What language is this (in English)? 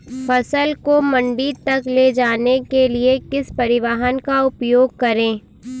Hindi